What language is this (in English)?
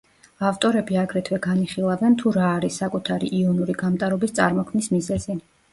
Georgian